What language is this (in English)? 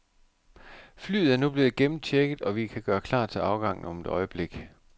Danish